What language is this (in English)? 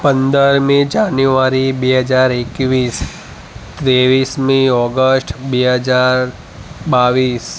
Gujarati